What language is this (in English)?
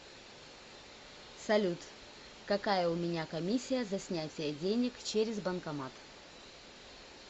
Russian